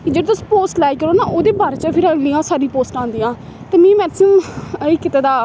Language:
Dogri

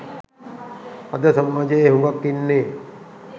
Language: Sinhala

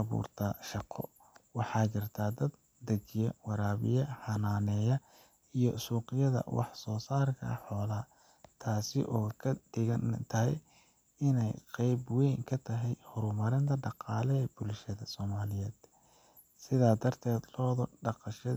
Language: Somali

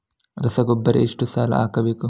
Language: Kannada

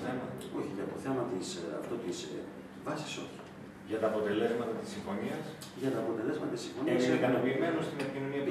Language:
Greek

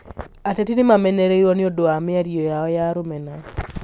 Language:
Kikuyu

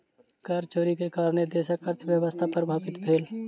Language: Maithili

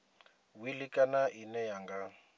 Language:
Venda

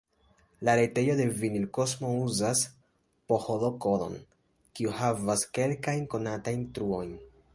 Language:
Esperanto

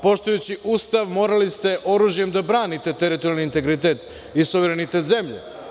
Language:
Serbian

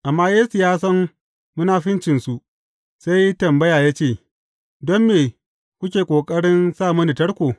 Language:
Hausa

